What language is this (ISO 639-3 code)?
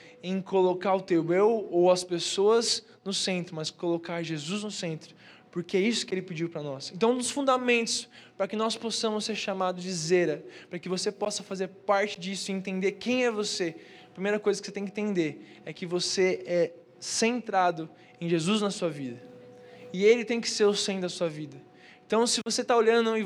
por